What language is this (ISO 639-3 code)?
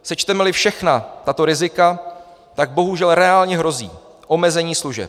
ces